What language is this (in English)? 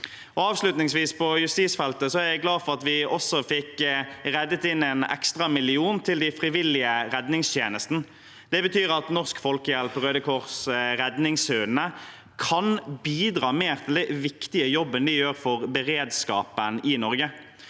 Norwegian